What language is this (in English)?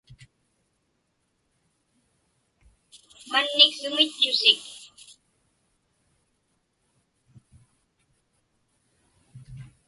Inupiaq